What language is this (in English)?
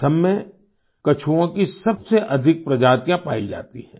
Hindi